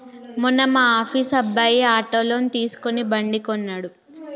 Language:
Telugu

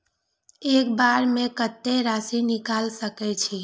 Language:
Maithili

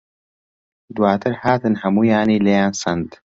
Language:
Central Kurdish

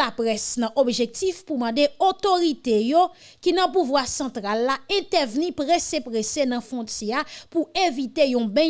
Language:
French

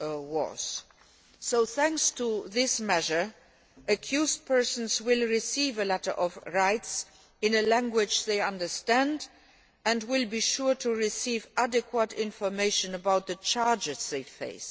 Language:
English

